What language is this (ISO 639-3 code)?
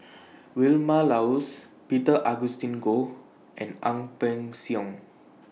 eng